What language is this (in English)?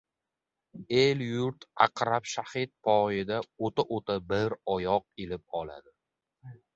Uzbek